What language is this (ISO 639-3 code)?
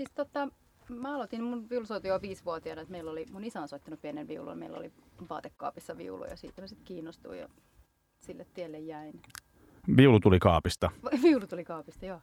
fin